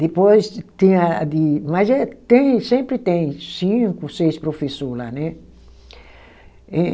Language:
Portuguese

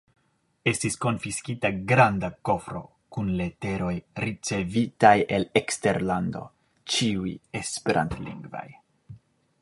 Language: Esperanto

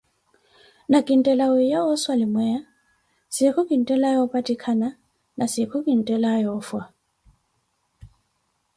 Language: Koti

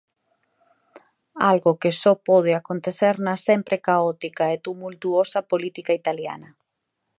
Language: Galician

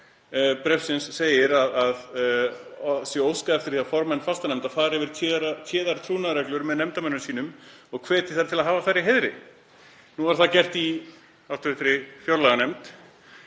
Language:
Icelandic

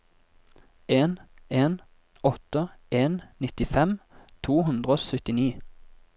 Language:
Norwegian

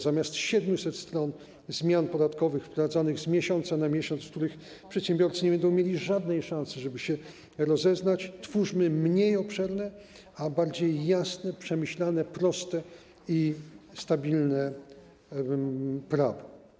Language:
Polish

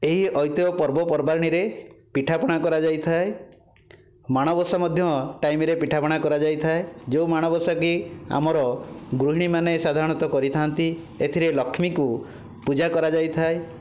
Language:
Odia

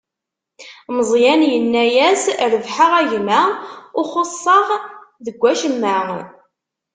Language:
Kabyle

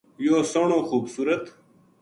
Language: Gujari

